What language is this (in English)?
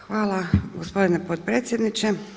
Croatian